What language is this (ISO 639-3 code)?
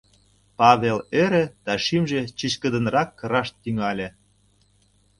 chm